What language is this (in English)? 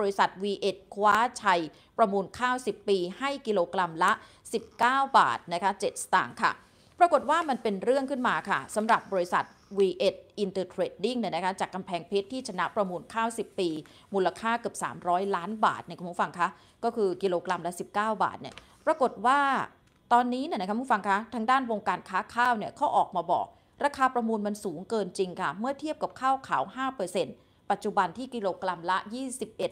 Thai